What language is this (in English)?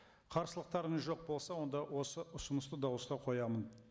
Kazakh